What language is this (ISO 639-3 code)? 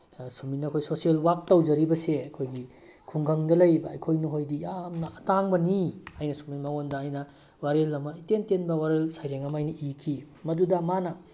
mni